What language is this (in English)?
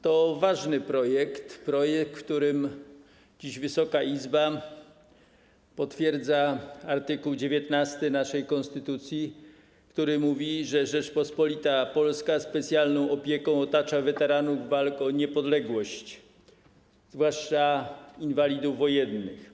Polish